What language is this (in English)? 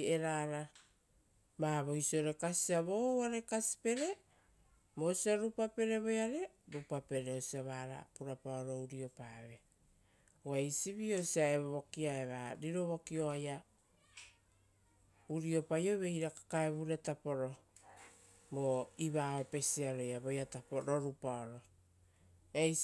Rotokas